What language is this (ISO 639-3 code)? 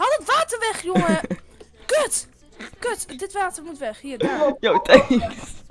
nld